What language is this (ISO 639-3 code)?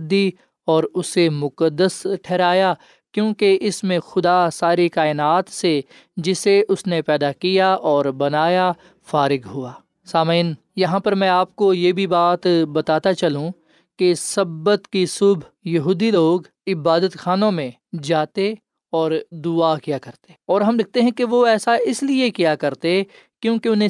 urd